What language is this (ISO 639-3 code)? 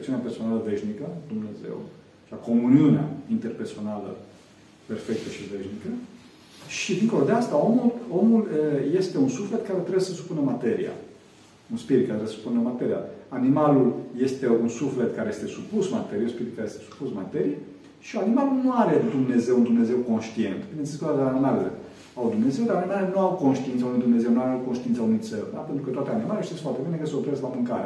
ron